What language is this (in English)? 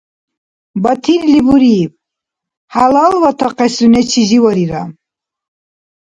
Dargwa